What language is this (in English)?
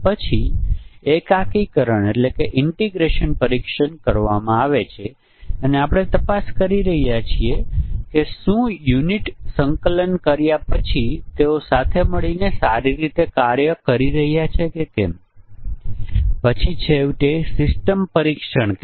Gujarati